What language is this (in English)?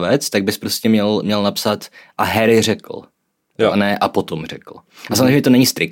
Czech